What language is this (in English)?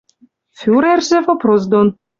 Western Mari